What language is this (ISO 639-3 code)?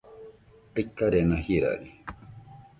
hux